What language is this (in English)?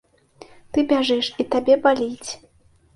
Belarusian